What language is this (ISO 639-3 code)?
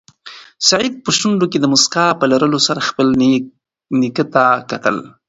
pus